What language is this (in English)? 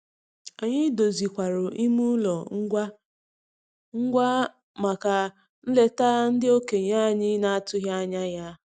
Igbo